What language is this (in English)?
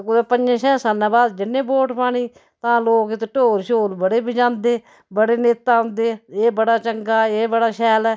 Dogri